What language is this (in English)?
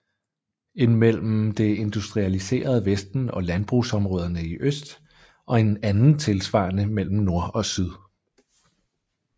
Danish